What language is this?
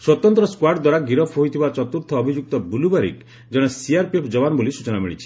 Odia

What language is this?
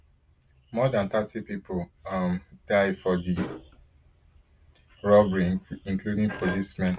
Nigerian Pidgin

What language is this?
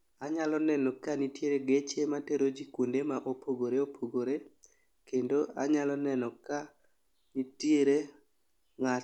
Luo (Kenya and Tanzania)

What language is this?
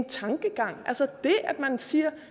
Danish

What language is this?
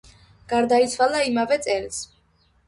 Georgian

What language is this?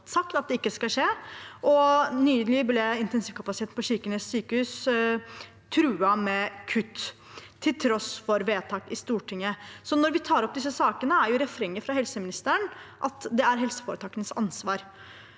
Norwegian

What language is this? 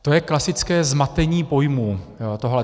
Czech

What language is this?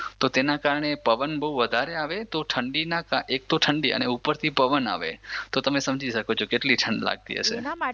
Gujarati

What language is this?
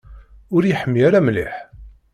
Kabyle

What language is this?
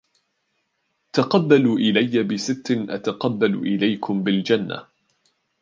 Arabic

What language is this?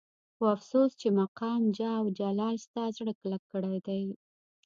Pashto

